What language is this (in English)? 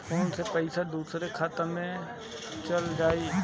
Bhojpuri